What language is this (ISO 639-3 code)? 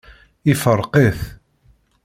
kab